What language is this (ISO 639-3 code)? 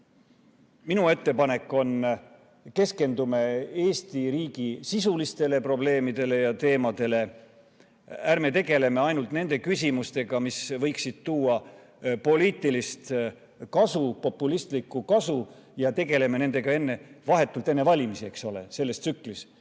est